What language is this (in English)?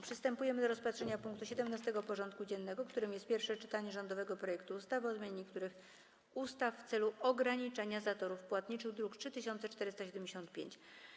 Polish